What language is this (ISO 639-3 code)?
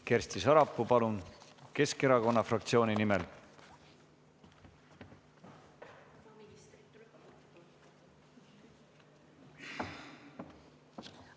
est